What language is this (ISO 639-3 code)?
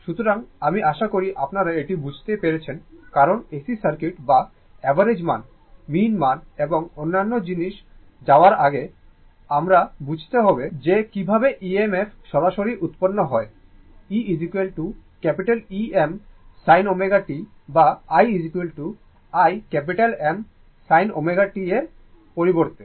ben